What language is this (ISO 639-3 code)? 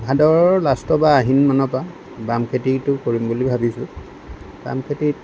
asm